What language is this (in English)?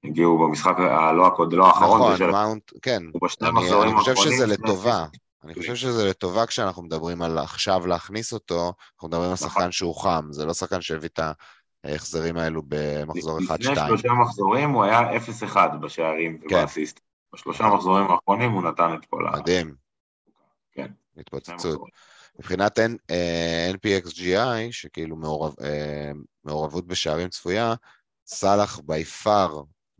Hebrew